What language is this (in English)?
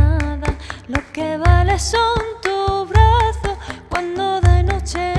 Indonesian